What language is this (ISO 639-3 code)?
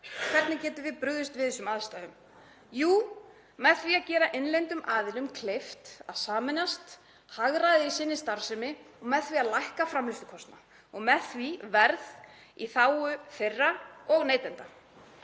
isl